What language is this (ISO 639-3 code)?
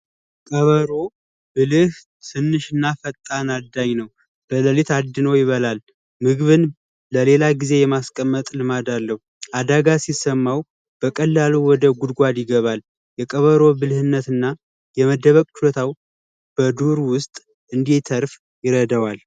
amh